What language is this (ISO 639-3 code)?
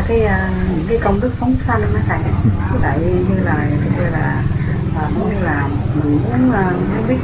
vie